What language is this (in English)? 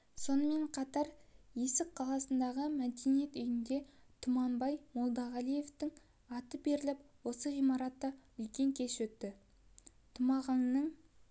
Kazakh